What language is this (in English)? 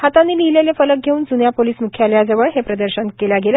Marathi